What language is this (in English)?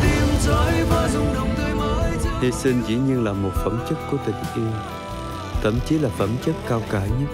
Vietnamese